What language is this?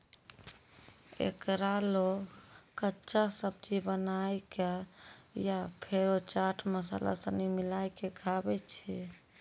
Maithili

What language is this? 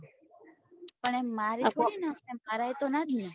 Gujarati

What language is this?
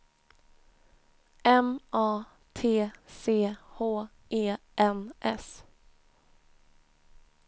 Swedish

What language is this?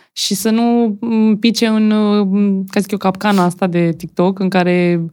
Romanian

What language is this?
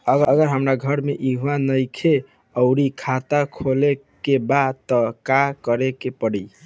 Bhojpuri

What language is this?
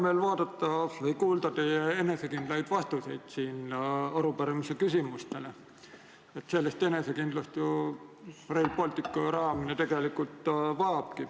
Estonian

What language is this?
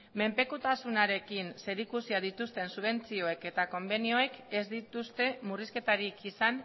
Basque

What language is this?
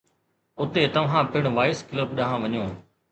Sindhi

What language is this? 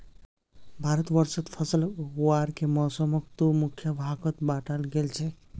Magahi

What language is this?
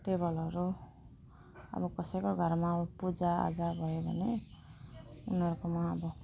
Nepali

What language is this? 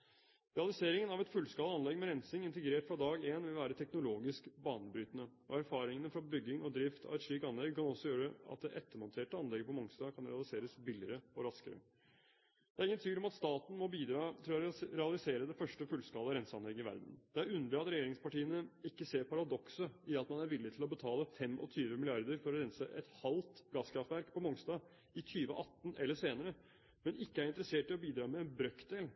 Norwegian Bokmål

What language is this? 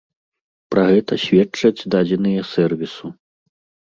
Belarusian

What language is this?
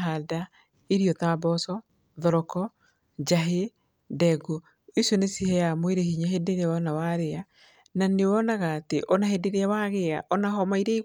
Kikuyu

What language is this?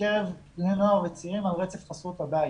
Hebrew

